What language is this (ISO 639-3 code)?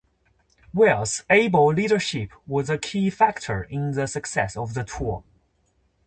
eng